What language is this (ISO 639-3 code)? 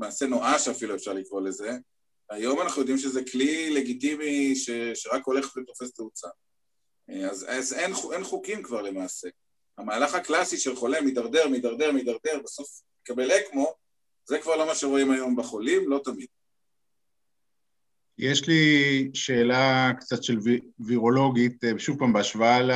heb